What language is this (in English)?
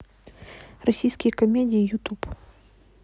Russian